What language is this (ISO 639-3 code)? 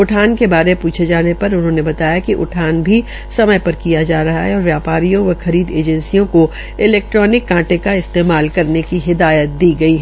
hin